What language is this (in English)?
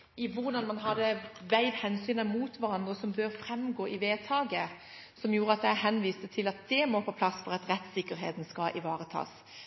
Norwegian Bokmål